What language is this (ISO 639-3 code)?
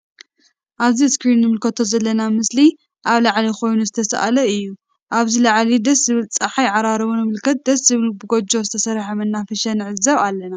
tir